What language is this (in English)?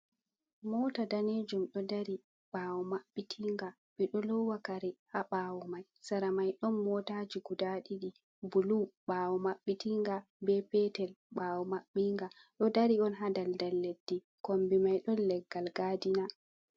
Fula